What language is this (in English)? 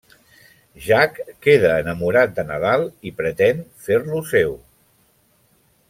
Catalan